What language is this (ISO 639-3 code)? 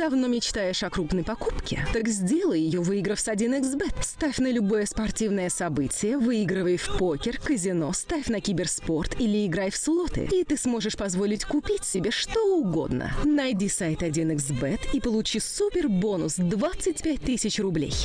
rus